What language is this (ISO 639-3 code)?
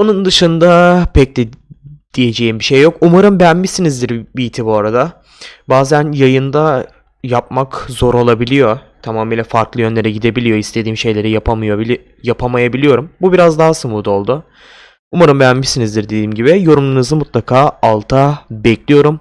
tur